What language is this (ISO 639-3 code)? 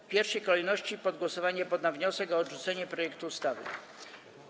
pol